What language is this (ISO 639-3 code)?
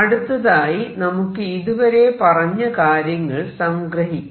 mal